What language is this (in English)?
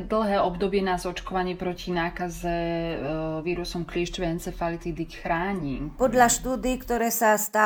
Slovak